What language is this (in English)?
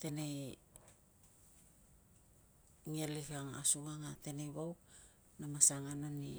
Tungag